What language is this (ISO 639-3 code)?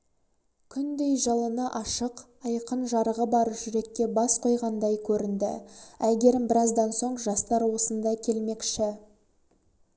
kaz